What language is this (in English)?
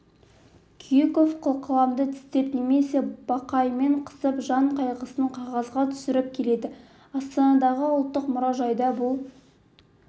Kazakh